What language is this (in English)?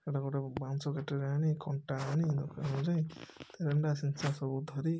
Odia